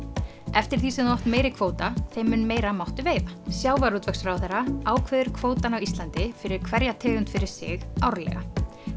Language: Icelandic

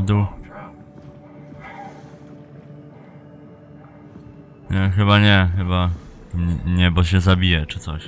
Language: Polish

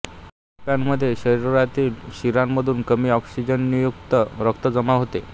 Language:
Marathi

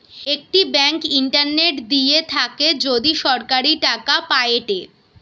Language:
Bangla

